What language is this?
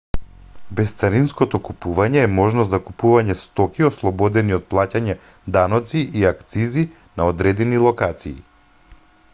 Macedonian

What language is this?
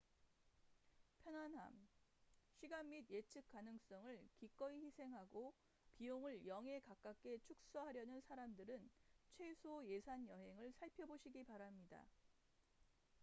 Korean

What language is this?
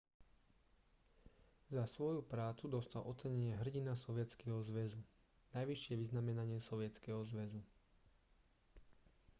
Slovak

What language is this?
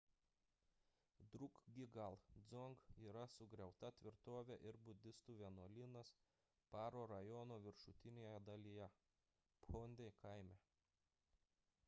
Lithuanian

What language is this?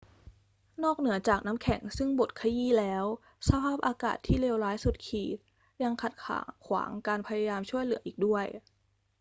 Thai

